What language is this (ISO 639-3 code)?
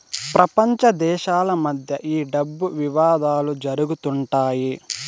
tel